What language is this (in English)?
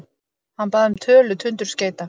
Icelandic